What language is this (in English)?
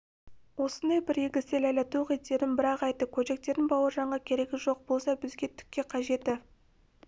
Kazakh